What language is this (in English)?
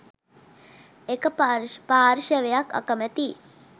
Sinhala